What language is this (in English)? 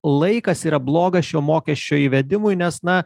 Lithuanian